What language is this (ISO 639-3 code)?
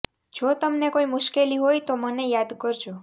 guj